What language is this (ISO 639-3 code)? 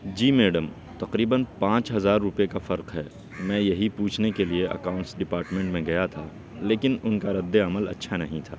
urd